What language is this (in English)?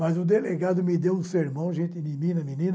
Portuguese